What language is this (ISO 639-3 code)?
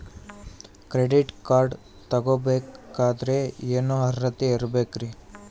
kan